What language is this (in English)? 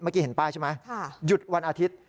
Thai